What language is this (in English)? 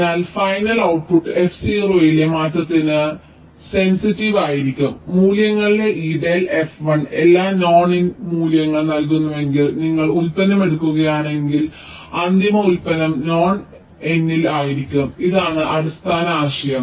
Malayalam